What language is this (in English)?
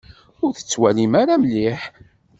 Kabyle